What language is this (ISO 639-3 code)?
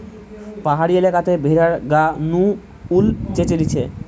ben